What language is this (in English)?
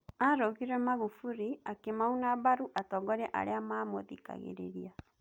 Kikuyu